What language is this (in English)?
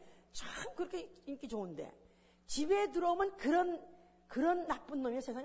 Korean